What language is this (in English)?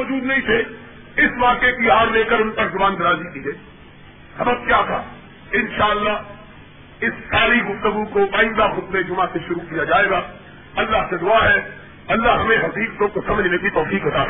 Urdu